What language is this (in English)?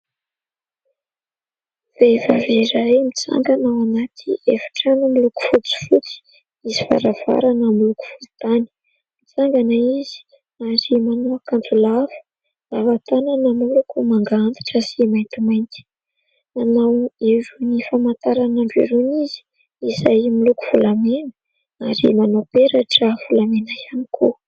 Malagasy